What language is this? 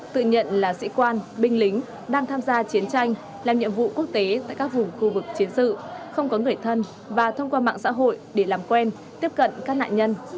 Vietnamese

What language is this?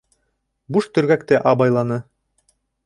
Bashkir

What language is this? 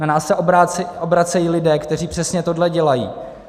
Czech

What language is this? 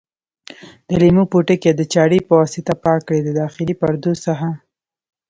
Pashto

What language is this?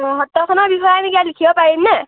Assamese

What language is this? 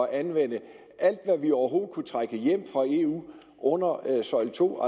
Danish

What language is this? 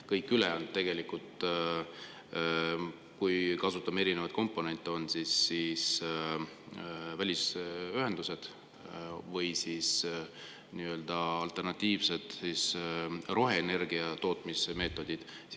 Estonian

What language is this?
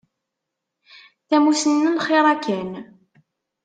Kabyle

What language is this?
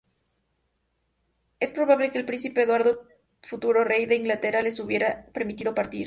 Spanish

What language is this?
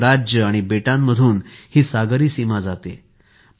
Marathi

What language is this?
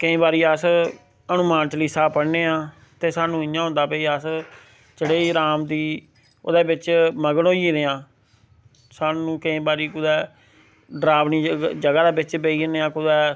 Dogri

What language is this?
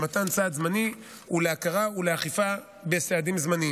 Hebrew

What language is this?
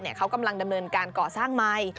Thai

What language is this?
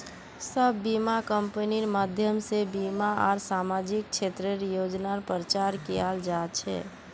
Magahi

